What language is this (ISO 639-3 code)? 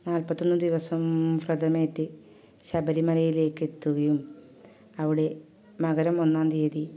mal